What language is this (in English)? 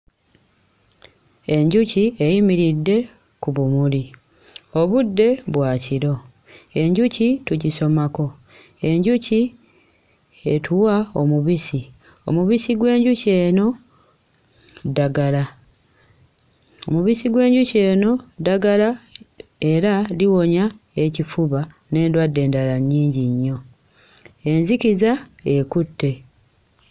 Ganda